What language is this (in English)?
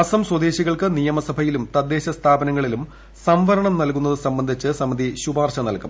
Malayalam